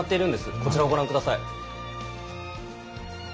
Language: Japanese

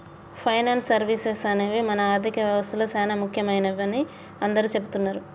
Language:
Telugu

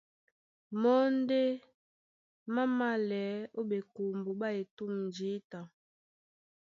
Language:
Duala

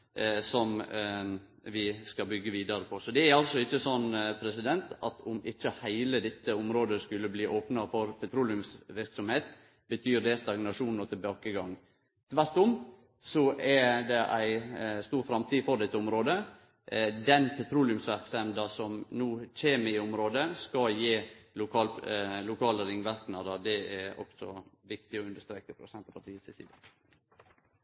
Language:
Norwegian Nynorsk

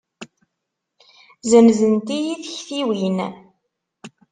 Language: Kabyle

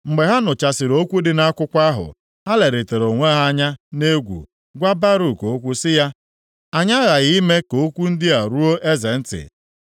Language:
Igbo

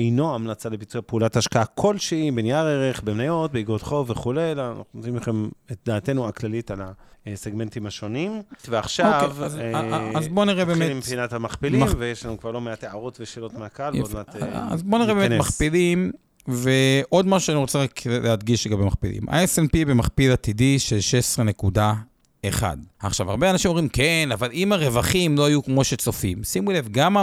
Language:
Hebrew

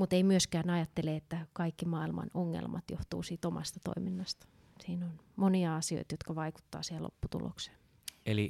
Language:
Finnish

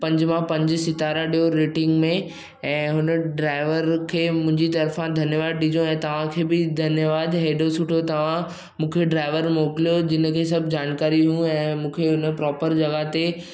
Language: Sindhi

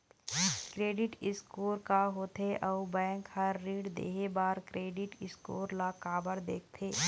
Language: Chhattisgarhi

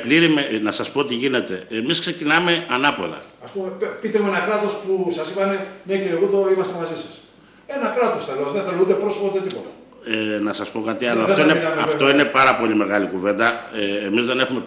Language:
Greek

